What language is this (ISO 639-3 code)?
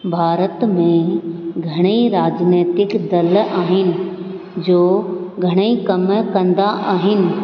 snd